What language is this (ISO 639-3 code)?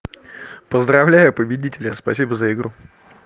rus